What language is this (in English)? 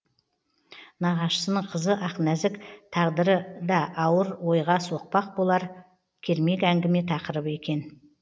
Kazakh